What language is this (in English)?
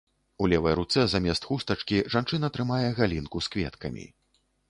Belarusian